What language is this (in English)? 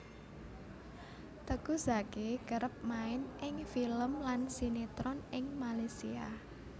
Javanese